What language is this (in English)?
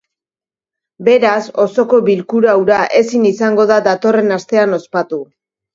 Basque